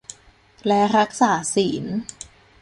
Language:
Thai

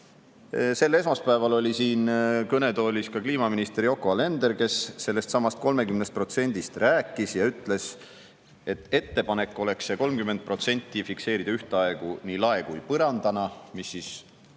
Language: Estonian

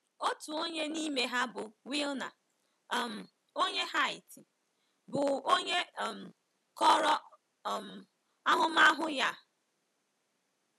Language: Igbo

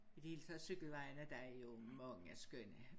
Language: Danish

